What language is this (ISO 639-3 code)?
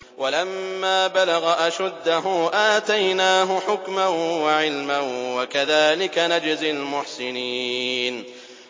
ara